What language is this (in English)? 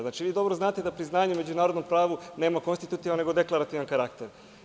Serbian